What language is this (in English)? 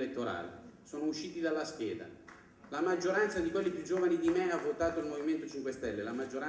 Italian